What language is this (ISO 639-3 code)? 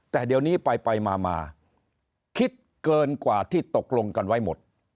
tha